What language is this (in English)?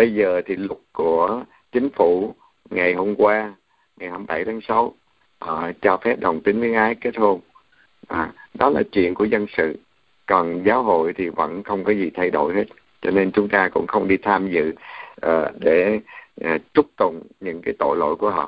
Vietnamese